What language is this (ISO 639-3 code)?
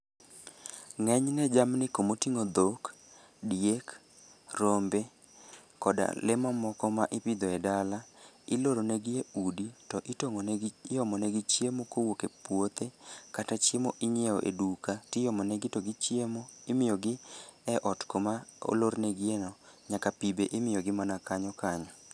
luo